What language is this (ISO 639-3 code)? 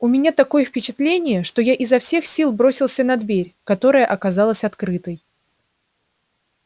rus